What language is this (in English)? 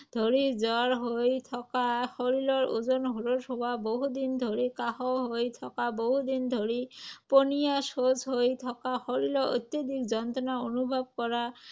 Assamese